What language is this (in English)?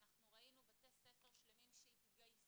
Hebrew